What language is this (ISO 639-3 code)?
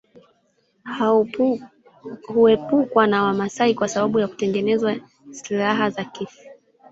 swa